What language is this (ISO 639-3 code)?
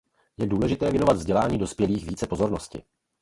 ces